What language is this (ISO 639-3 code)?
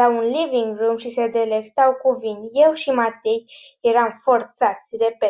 ron